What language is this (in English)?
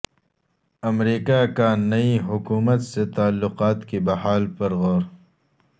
Urdu